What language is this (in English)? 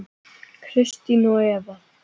Icelandic